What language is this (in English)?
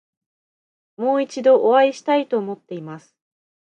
Japanese